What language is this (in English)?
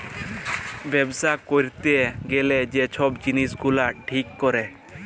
Bangla